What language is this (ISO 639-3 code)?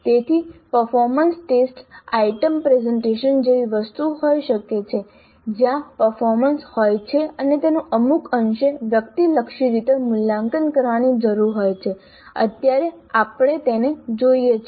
guj